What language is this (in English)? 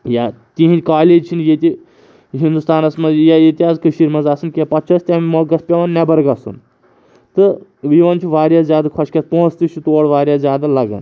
Kashmiri